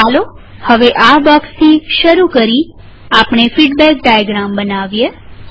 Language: Gujarati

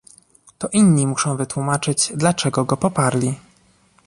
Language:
Polish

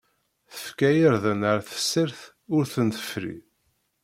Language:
Kabyle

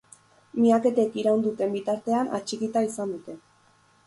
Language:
Basque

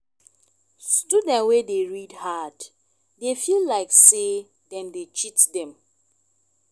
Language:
Nigerian Pidgin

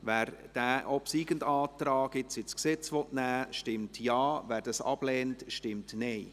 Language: Swiss German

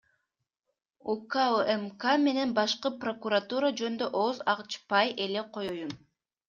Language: Kyrgyz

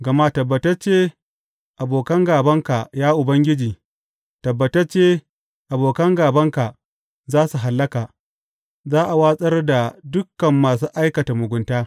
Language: Hausa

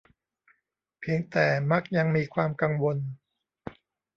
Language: Thai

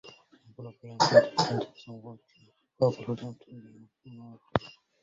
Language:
Arabic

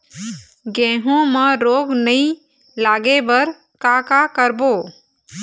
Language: Chhattisgarhi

